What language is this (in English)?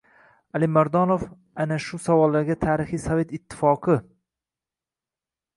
Uzbek